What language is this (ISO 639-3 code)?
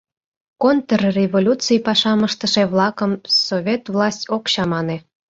chm